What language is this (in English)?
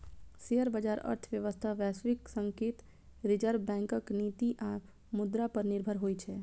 Maithili